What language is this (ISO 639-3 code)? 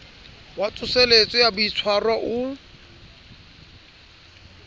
sot